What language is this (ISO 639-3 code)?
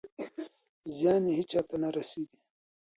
pus